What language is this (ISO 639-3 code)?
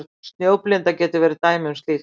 isl